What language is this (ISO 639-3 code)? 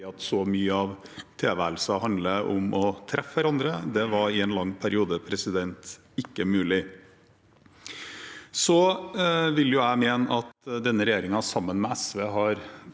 nor